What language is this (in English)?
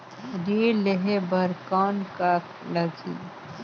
Chhattisgarhi